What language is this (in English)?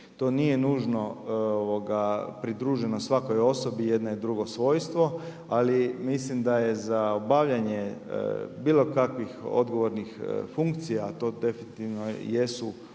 Croatian